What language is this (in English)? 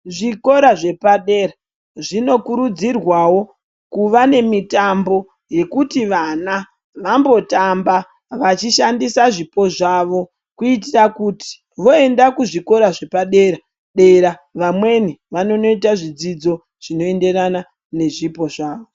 Ndau